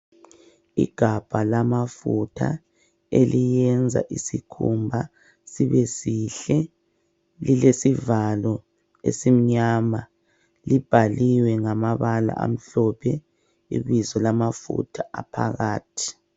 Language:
North Ndebele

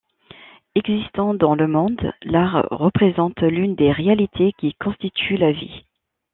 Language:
French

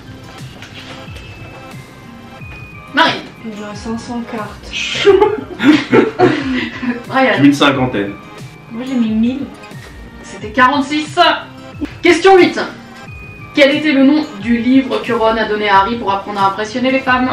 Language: French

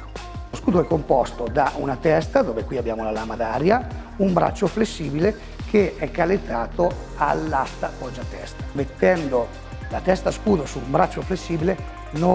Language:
Italian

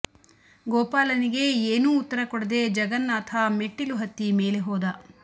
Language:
Kannada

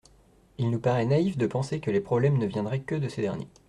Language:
French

